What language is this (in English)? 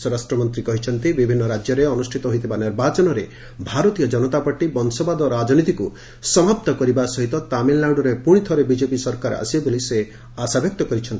Odia